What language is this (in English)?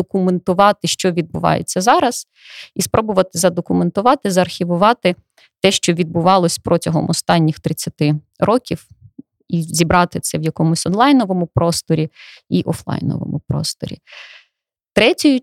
Ukrainian